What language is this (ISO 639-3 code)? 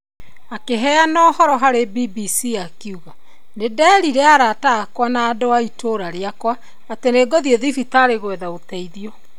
kik